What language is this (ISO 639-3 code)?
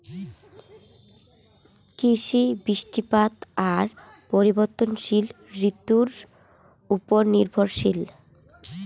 ben